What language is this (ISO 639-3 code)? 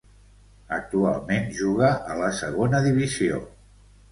cat